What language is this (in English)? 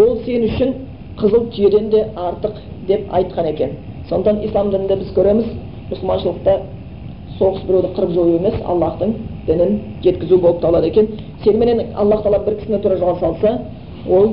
Bulgarian